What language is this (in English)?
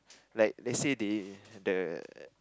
English